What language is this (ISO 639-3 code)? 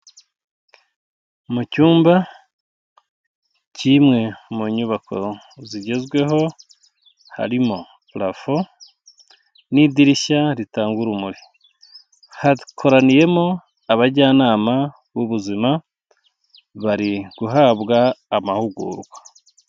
kin